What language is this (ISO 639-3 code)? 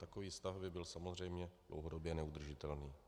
ces